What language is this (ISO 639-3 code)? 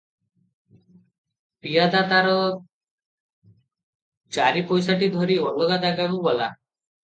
ori